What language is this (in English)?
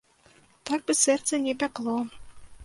Belarusian